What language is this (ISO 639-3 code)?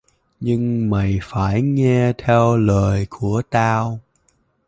vie